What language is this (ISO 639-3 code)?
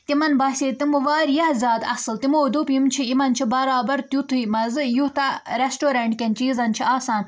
kas